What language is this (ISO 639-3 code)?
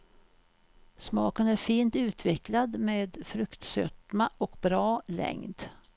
swe